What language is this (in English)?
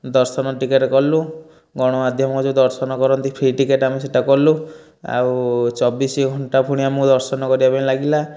Odia